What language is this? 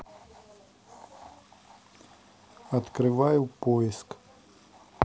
Russian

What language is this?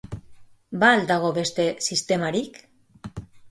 Basque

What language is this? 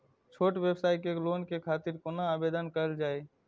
Maithili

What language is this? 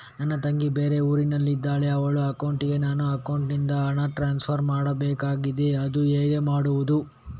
Kannada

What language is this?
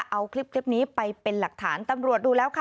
Thai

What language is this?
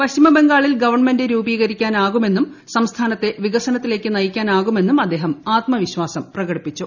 Malayalam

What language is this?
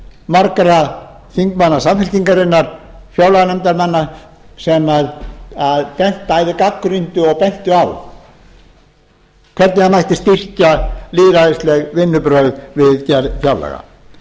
Icelandic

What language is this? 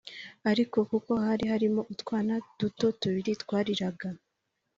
Kinyarwanda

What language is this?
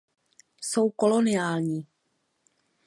Czech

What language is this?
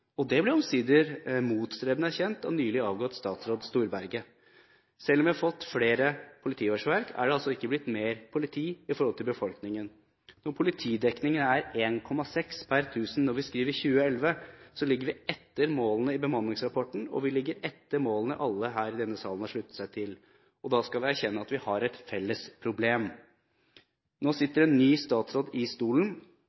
Norwegian Bokmål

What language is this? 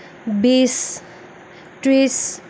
Assamese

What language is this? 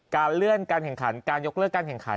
Thai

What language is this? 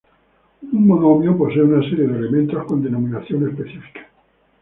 Spanish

